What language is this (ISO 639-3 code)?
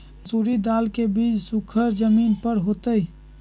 mag